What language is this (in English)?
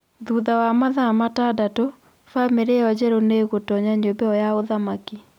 Kikuyu